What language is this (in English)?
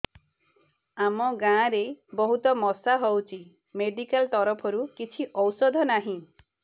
Odia